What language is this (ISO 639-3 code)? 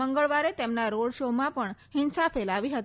guj